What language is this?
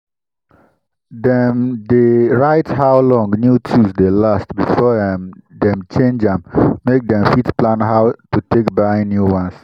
Nigerian Pidgin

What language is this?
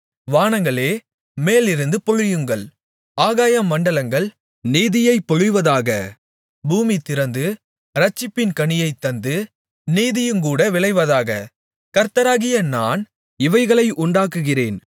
Tamil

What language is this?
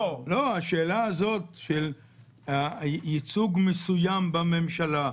Hebrew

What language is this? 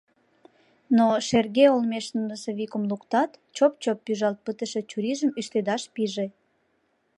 Mari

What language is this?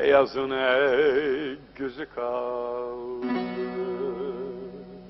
Turkish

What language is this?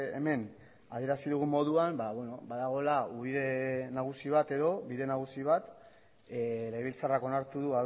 Basque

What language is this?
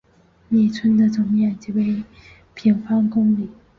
Chinese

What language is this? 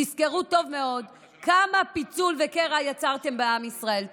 Hebrew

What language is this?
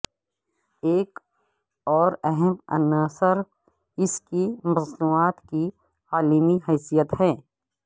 Urdu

